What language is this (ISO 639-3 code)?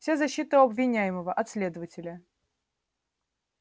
rus